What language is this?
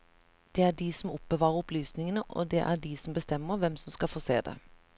Norwegian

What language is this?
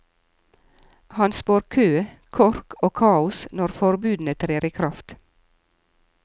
Norwegian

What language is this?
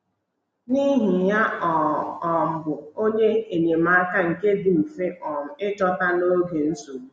Igbo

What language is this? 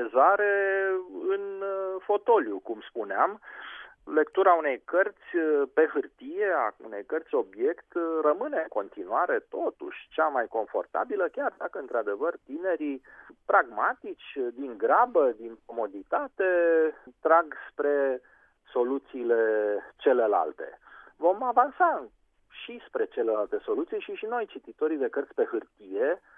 Romanian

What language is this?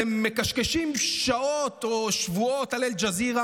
Hebrew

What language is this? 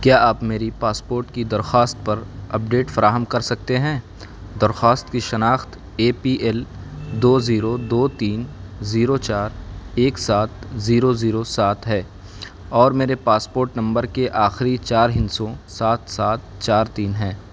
Urdu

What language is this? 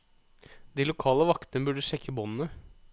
Norwegian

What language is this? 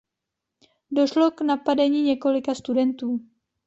Czech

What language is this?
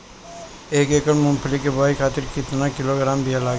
Bhojpuri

